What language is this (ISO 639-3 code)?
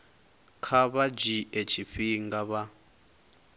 ven